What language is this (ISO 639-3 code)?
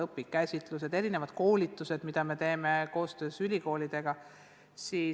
est